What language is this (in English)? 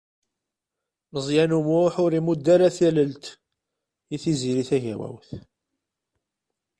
Kabyle